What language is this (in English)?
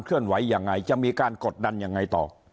Thai